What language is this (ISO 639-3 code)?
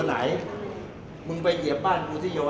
tha